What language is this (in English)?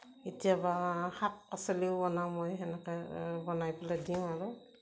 Assamese